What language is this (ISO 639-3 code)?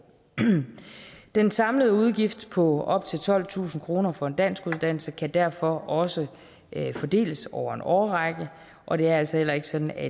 dan